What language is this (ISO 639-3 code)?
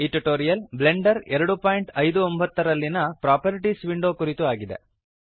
kan